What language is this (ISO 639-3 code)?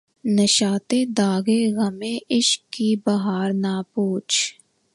urd